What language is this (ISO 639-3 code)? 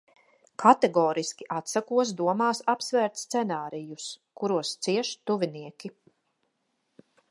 lav